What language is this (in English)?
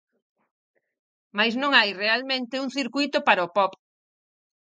Galician